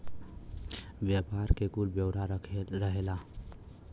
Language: Bhojpuri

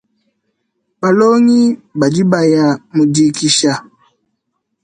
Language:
Luba-Lulua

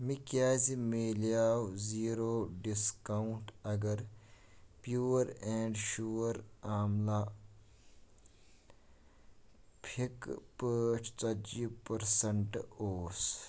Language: Kashmiri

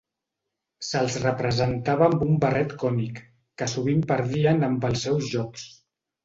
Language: Catalan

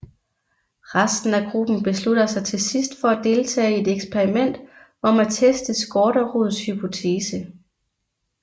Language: Danish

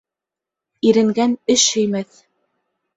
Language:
Bashkir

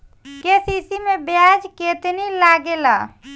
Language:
Bhojpuri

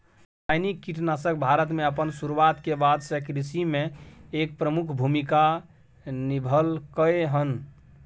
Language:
Maithili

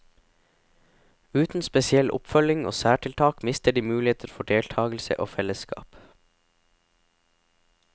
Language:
Norwegian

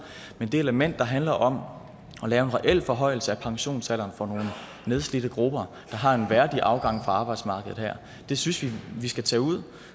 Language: Danish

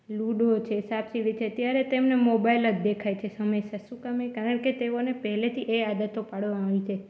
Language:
Gujarati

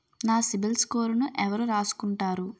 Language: Telugu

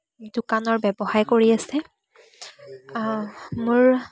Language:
Assamese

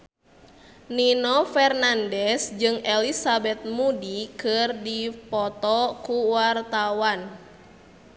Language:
Sundanese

